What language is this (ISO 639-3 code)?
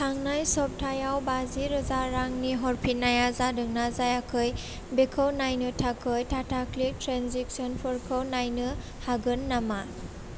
brx